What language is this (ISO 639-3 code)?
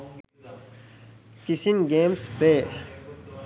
sin